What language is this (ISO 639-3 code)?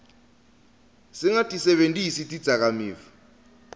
ssw